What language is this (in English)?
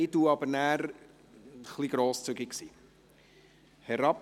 Swiss German